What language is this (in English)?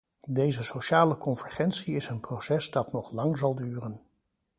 Dutch